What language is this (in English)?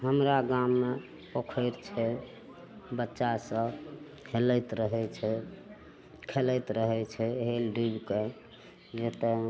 Maithili